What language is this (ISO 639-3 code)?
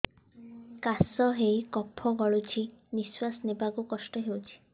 ori